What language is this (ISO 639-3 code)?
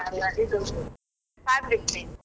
kan